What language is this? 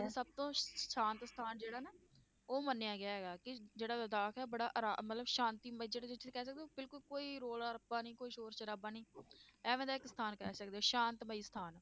Punjabi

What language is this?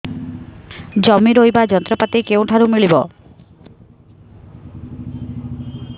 Odia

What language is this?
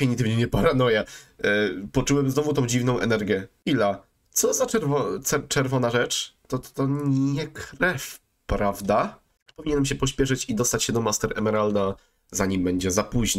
Polish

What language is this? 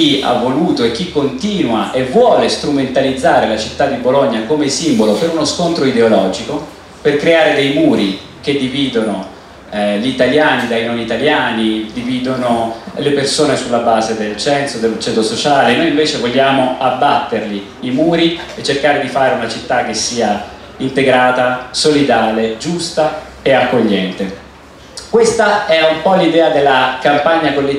Italian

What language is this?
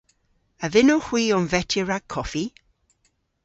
Cornish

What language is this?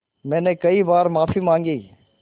Hindi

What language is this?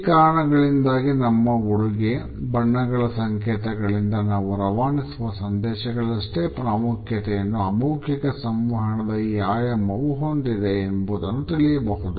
Kannada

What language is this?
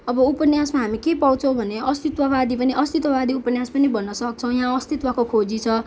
Nepali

